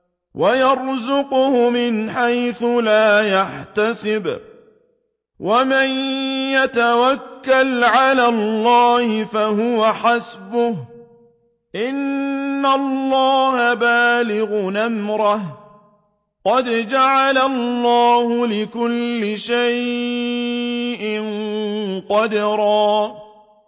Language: Arabic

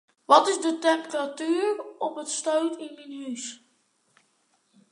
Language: Western Frisian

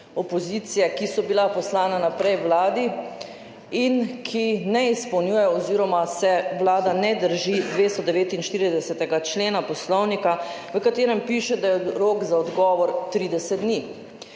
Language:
Slovenian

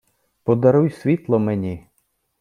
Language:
Ukrainian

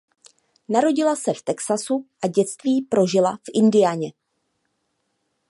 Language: Czech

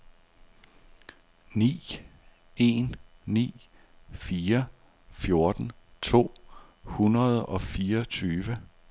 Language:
Danish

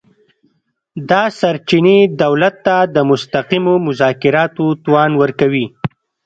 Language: Pashto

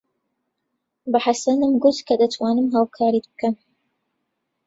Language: Central Kurdish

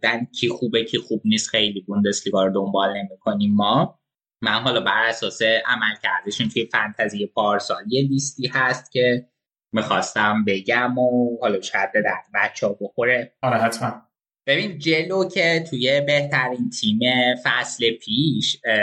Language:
Persian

